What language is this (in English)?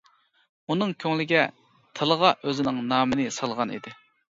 Uyghur